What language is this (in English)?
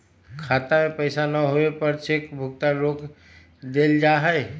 Magahi